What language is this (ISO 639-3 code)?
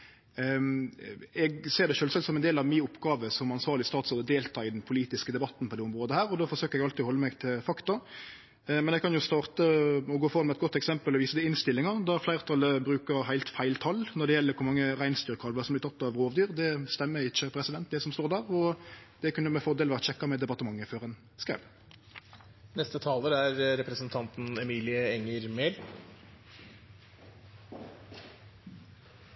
nor